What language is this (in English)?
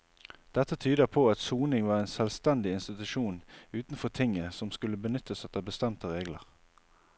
Norwegian